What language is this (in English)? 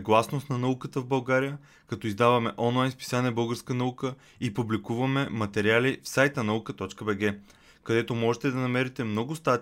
Bulgarian